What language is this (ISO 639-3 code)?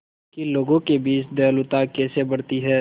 hin